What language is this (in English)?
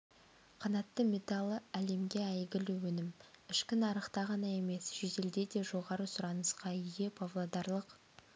Kazakh